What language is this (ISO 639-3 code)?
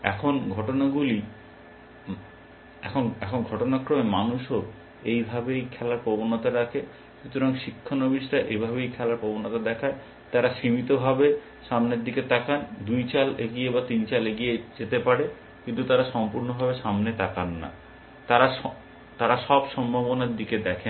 ben